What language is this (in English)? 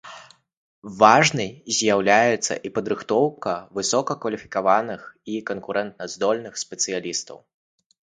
Belarusian